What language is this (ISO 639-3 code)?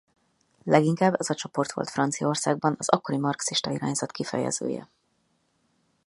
hun